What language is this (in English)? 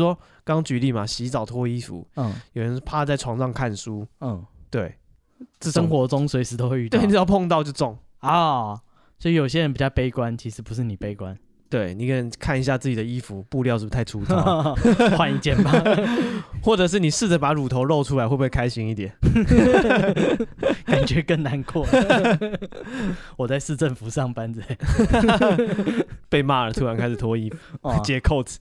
Chinese